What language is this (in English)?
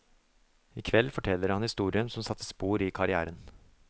Norwegian